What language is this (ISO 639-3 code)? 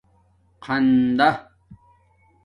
dmk